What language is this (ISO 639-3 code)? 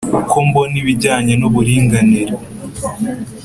kin